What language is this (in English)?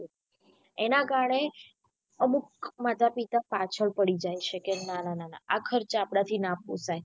Gujarati